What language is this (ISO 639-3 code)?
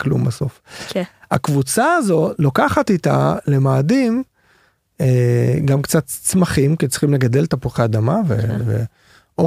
heb